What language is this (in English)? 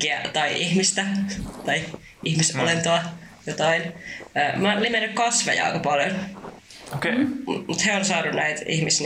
Finnish